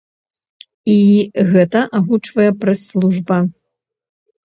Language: Belarusian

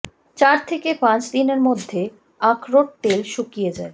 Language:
Bangla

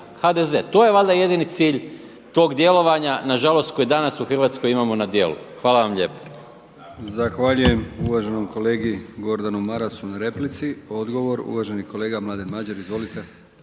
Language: Croatian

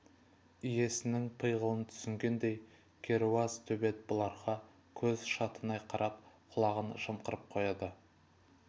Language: Kazakh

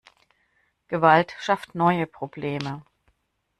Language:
German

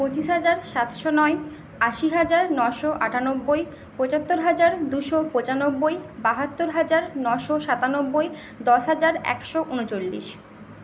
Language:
Bangla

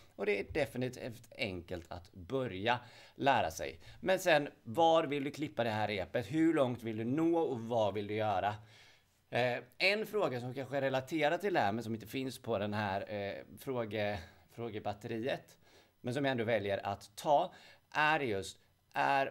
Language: Swedish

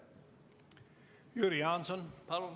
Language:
Estonian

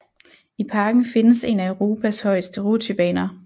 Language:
Danish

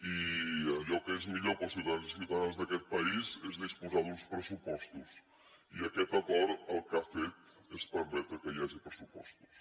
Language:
Catalan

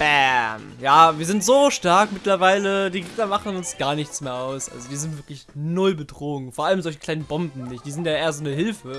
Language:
German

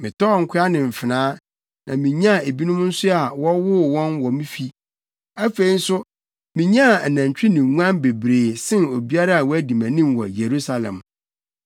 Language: Akan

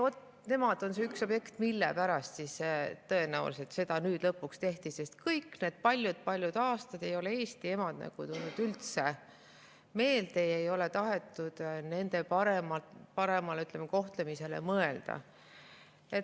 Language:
Estonian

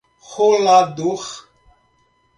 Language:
Portuguese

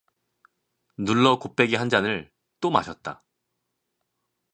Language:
Korean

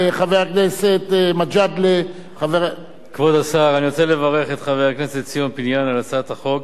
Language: Hebrew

